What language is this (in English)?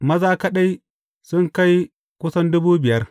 Hausa